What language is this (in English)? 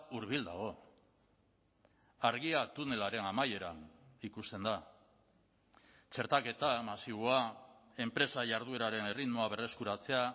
Basque